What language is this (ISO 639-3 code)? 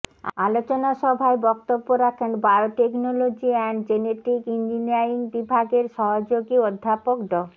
ben